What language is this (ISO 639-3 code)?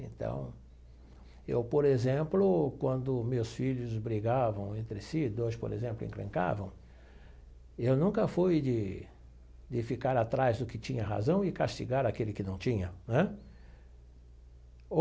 por